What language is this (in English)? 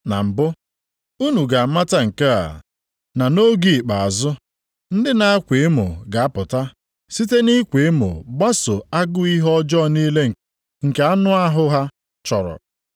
Igbo